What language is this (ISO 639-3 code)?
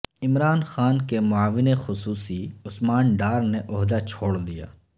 urd